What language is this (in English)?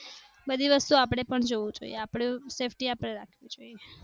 Gujarati